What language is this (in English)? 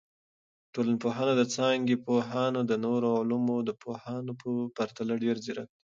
Pashto